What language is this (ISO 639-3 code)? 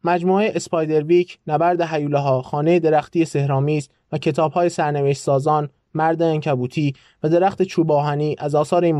fas